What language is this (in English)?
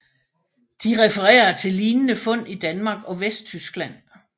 Danish